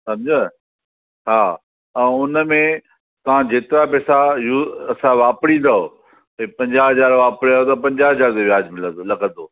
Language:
Sindhi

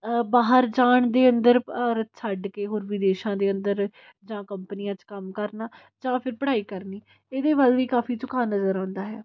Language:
Punjabi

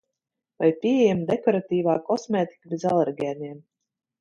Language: Latvian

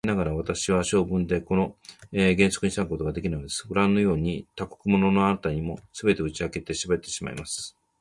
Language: Japanese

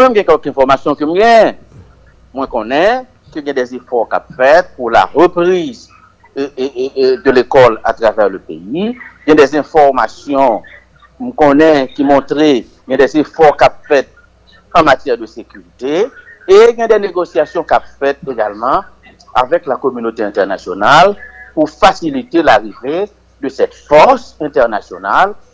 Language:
French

